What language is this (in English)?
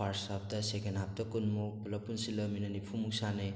Manipuri